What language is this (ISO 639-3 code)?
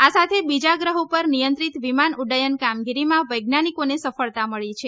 guj